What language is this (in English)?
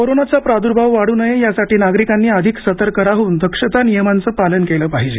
Marathi